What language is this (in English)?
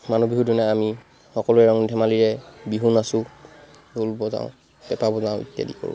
Assamese